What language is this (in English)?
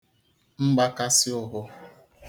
Igbo